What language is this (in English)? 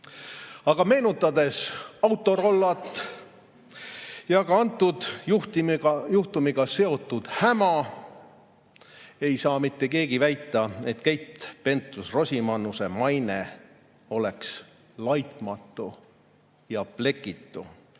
Estonian